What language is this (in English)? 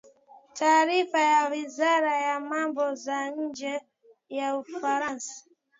Swahili